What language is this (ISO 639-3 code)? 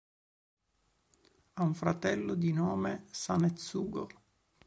ita